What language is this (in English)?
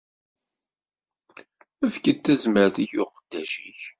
Kabyle